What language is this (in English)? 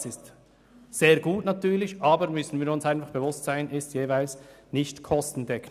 Swiss German